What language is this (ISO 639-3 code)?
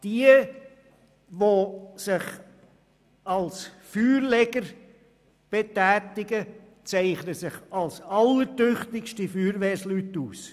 gsw